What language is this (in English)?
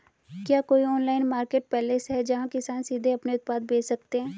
Hindi